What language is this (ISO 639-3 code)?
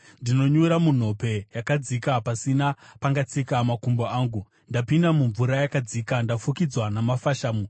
sna